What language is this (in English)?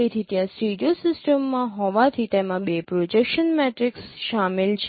Gujarati